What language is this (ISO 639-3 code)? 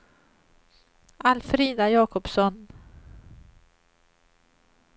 swe